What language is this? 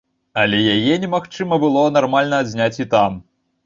Belarusian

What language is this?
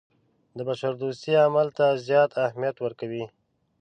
Pashto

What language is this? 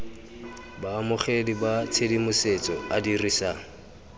Tswana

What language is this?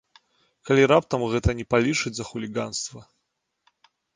Belarusian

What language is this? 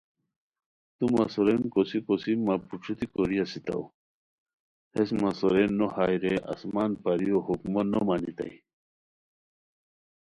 Khowar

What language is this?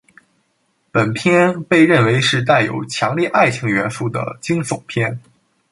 Chinese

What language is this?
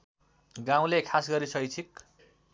Nepali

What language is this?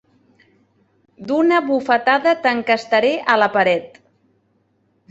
Catalan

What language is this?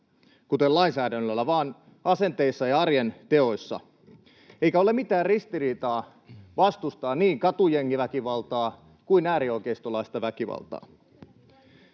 Finnish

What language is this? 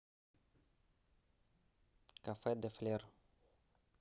Russian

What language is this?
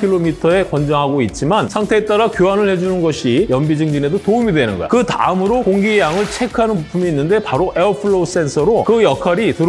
Korean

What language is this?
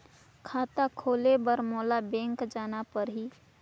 Chhattisgarhi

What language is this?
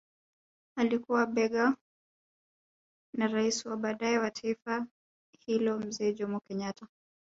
Swahili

